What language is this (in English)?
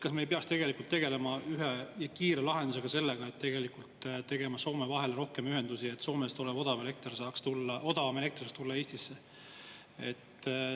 Estonian